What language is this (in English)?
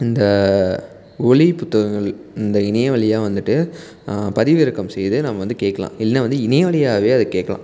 Tamil